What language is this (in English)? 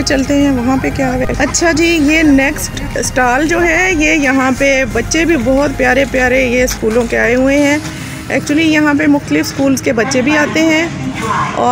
Hindi